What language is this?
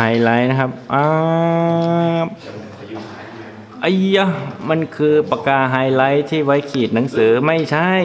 Thai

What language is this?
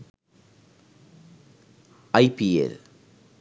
Sinhala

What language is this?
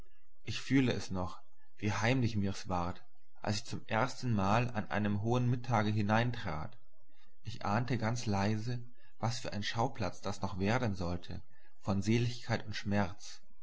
German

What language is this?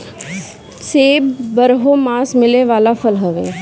Bhojpuri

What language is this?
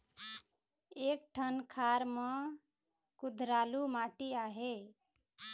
Chhattisgarhi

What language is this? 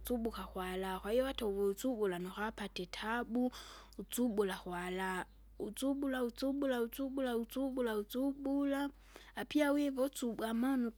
Kinga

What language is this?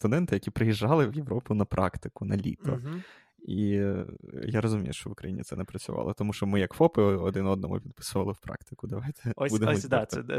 Ukrainian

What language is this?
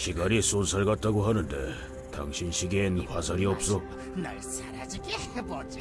Korean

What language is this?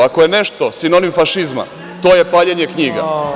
Serbian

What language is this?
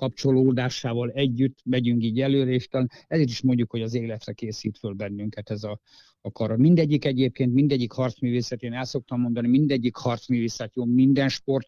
Hungarian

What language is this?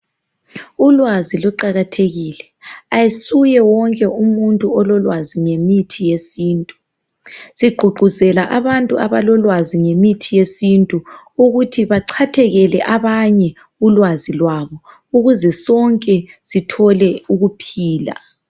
North Ndebele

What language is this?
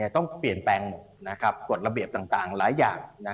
Thai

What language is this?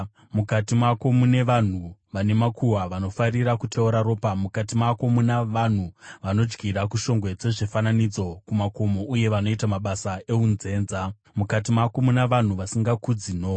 Shona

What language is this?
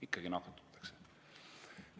Estonian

